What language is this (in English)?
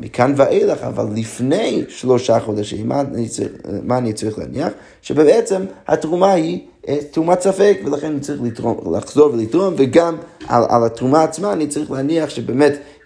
Hebrew